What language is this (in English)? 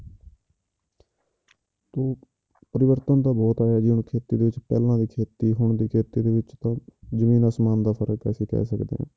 Punjabi